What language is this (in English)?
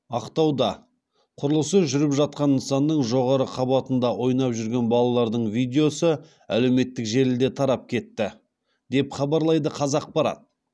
Kazakh